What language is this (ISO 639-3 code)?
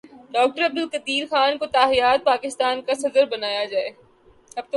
urd